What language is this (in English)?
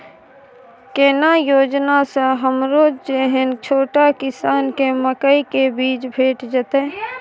Maithili